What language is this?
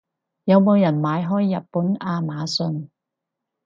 Cantonese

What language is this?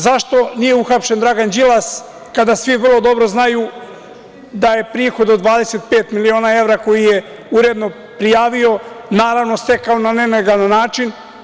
Serbian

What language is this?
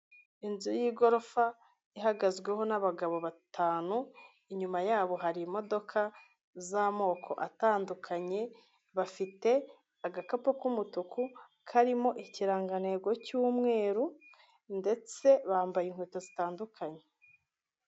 Kinyarwanda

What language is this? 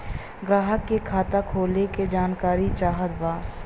Bhojpuri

